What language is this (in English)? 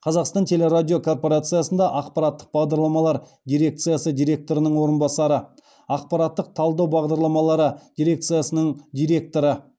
Kazakh